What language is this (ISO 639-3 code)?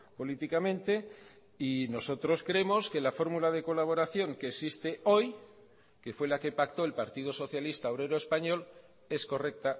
spa